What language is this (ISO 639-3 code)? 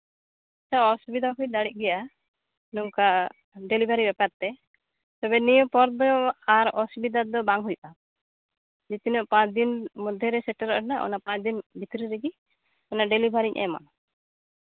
sat